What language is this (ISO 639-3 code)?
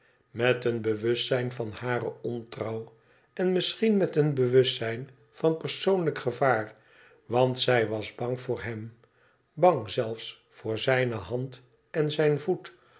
nld